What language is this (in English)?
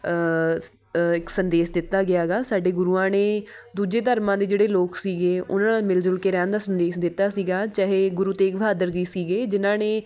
Punjabi